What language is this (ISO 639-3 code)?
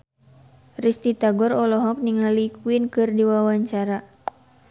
sun